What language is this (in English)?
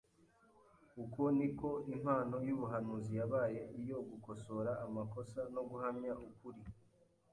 Kinyarwanda